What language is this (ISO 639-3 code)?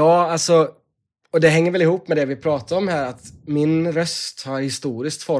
swe